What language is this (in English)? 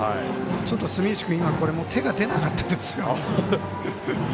Japanese